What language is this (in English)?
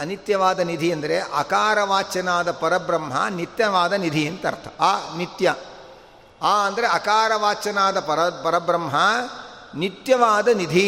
Kannada